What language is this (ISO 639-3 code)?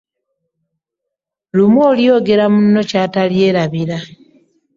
lug